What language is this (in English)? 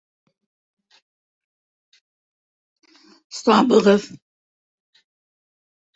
Bashkir